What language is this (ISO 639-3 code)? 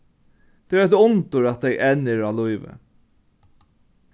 fao